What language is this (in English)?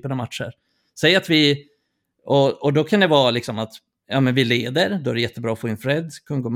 Swedish